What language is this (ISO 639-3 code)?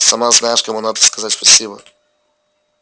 rus